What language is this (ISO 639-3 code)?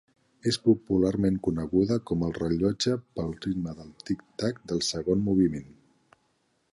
cat